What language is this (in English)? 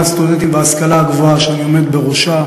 Hebrew